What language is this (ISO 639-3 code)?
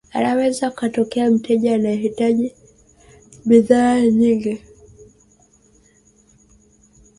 swa